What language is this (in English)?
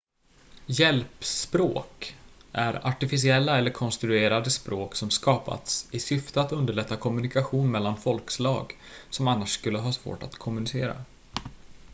Swedish